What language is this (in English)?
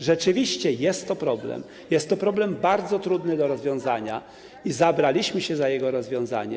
Polish